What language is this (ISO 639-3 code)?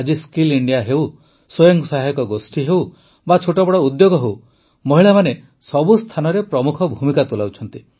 ori